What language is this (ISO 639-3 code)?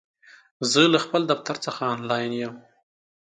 pus